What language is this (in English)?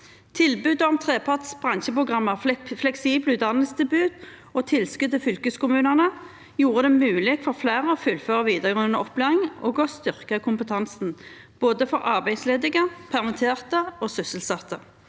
Norwegian